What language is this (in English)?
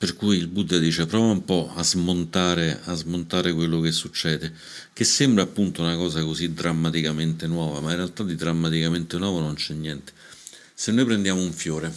Italian